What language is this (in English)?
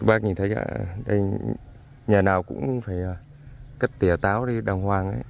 Vietnamese